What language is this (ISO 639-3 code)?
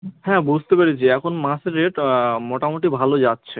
ben